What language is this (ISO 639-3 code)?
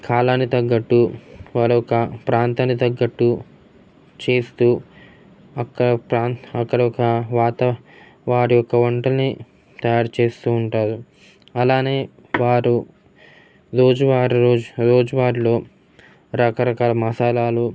tel